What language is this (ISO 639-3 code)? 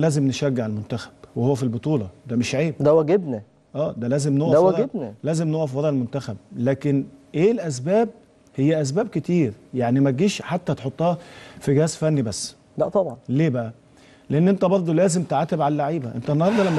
ara